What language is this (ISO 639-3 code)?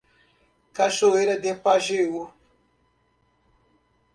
por